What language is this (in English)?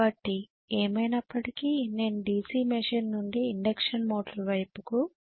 Telugu